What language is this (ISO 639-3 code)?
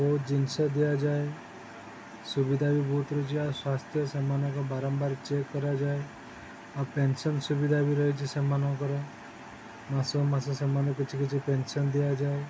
ori